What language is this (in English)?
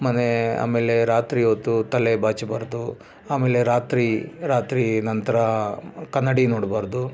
Kannada